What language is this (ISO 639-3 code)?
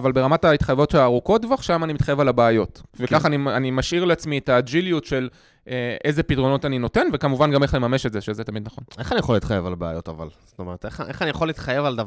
heb